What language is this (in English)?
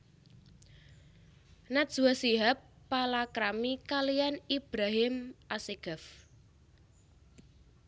Javanese